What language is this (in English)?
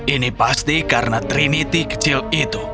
Indonesian